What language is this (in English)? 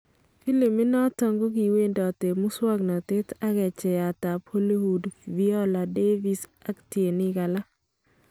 Kalenjin